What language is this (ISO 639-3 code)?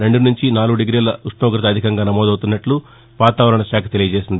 tel